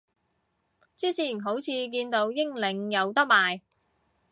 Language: Cantonese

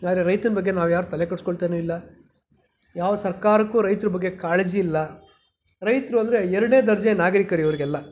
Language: Kannada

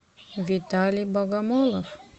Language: Russian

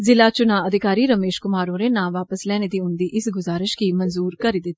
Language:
Dogri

